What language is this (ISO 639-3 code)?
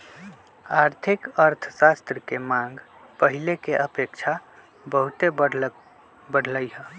mag